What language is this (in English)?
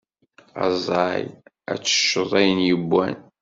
Kabyle